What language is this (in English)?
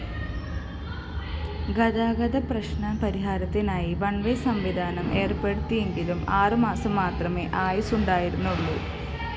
Malayalam